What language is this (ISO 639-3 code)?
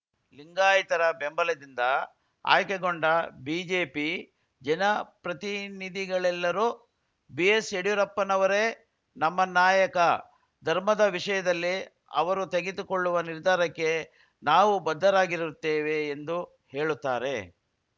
kan